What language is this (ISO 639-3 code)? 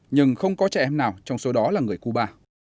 vie